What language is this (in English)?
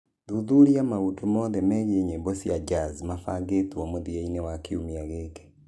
Kikuyu